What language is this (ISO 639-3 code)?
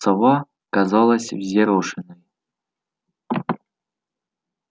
rus